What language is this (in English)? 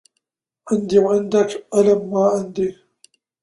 Arabic